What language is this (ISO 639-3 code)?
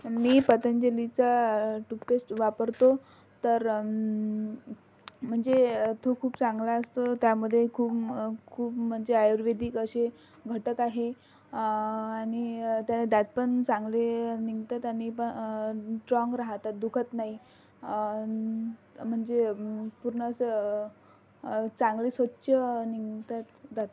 mar